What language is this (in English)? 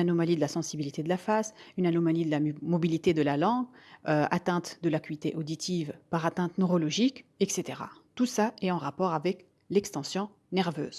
French